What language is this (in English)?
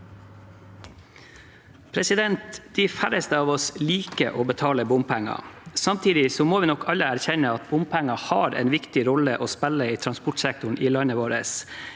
Norwegian